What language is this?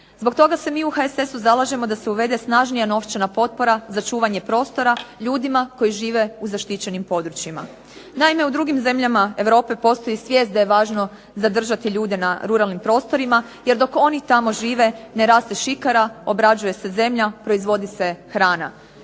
Croatian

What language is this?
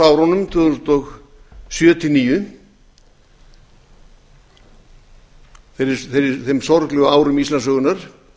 Icelandic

